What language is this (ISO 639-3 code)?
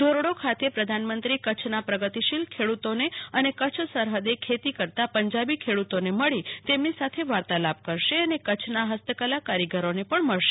guj